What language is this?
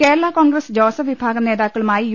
Malayalam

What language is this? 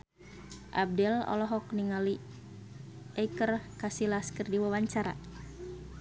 Sundanese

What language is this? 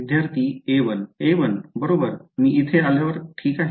Marathi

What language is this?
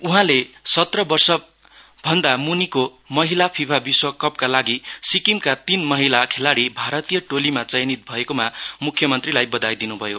Nepali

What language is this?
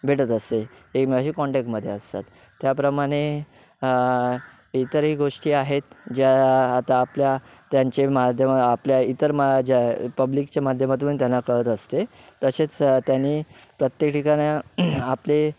Marathi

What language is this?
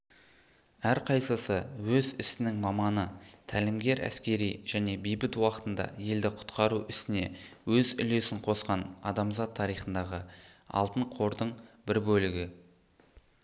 Kazakh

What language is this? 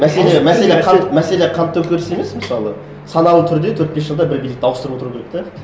Kazakh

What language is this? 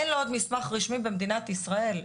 Hebrew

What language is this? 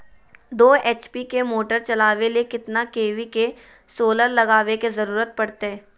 Magahi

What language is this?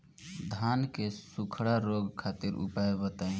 Bhojpuri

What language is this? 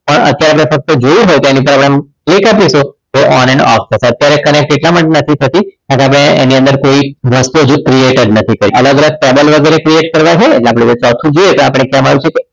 Gujarati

